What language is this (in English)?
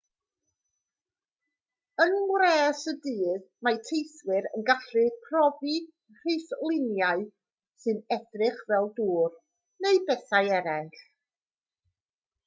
Welsh